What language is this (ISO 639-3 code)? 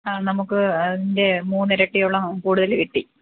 mal